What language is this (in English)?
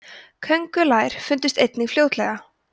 Icelandic